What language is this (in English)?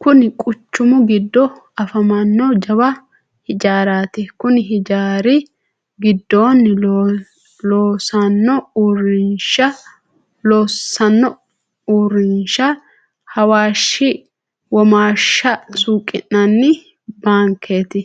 Sidamo